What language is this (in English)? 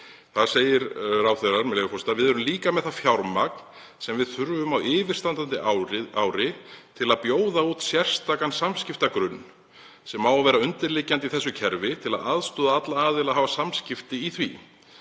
Icelandic